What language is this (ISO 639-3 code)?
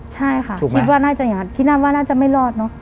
tha